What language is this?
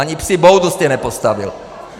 Czech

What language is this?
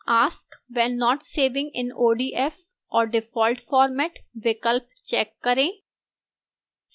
Hindi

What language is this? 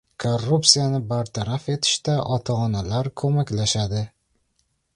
Uzbek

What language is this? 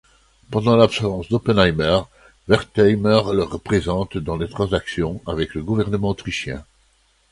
French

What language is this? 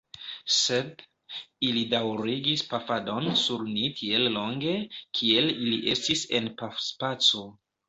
Esperanto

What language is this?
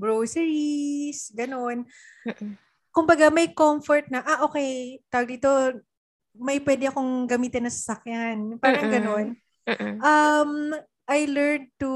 Filipino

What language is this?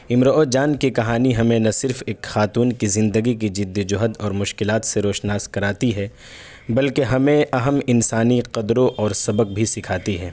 Urdu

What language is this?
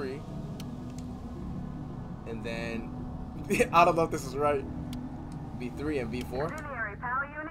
English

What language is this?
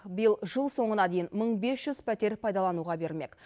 Kazakh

